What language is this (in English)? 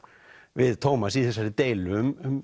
Icelandic